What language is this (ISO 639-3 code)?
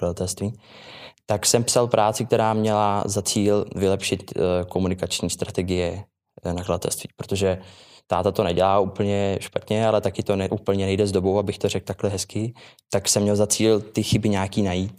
ces